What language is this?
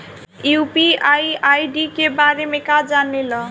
Bhojpuri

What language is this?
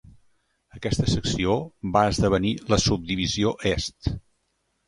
Catalan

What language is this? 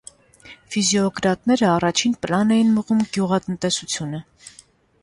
Armenian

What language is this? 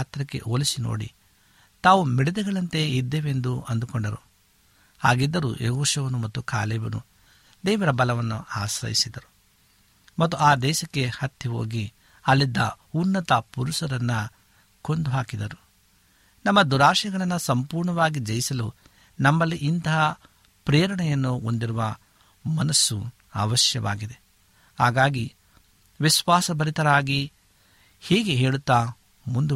Kannada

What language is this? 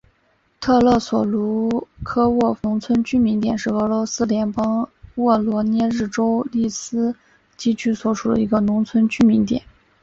Chinese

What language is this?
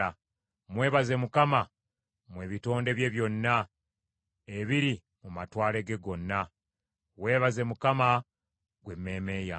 Ganda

